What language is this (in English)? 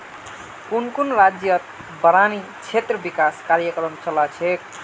Magahi